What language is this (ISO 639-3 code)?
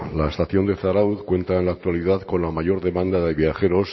spa